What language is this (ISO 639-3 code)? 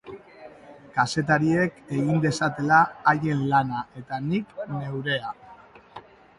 eus